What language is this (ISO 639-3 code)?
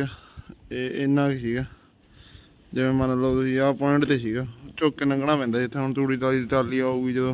pan